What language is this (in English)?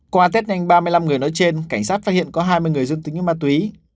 Vietnamese